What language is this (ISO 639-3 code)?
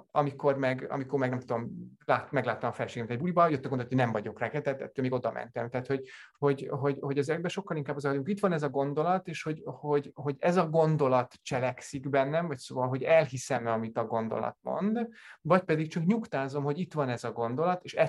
hun